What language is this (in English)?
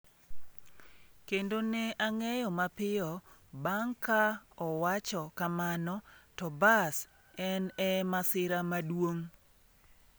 Luo (Kenya and Tanzania)